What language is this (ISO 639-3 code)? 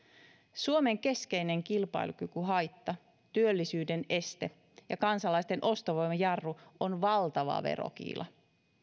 fin